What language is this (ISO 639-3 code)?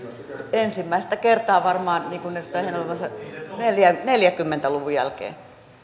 fin